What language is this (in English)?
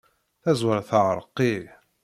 Kabyle